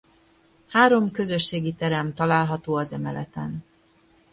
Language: Hungarian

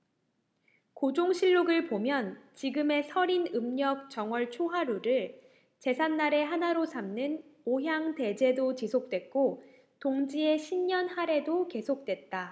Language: Korean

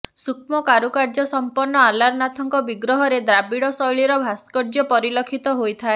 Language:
Odia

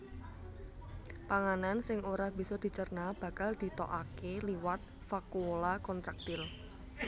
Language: Javanese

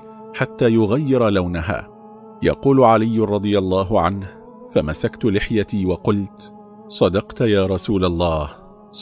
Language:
Arabic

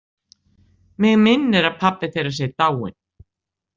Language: Icelandic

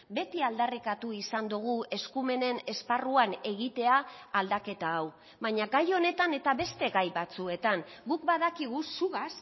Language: Basque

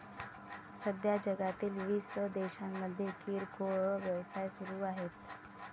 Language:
Marathi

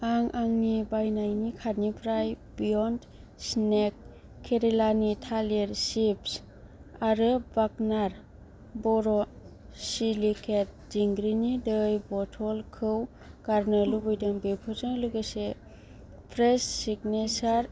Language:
Bodo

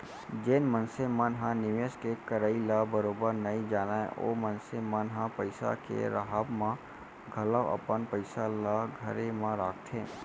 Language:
Chhattisgarhi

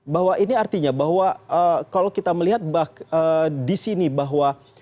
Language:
Indonesian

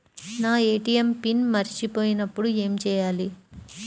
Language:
Telugu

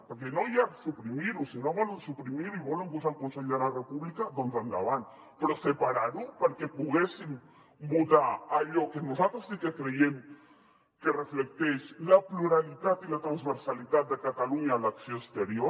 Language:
Catalan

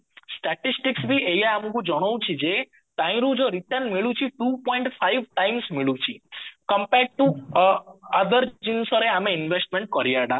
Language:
Odia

